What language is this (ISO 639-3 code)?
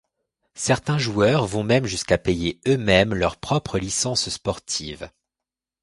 fra